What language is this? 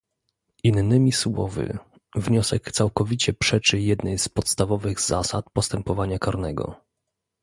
Polish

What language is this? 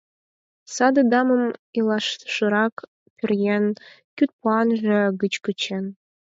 Mari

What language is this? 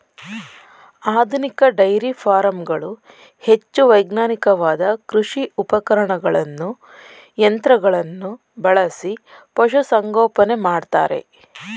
Kannada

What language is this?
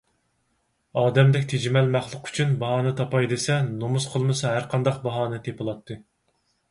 Uyghur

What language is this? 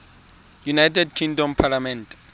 Tswana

